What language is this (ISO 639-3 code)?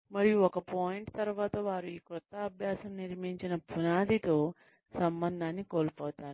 tel